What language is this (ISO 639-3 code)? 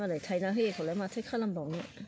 brx